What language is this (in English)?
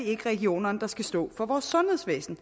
Danish